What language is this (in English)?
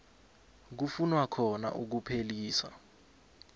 South Ndebele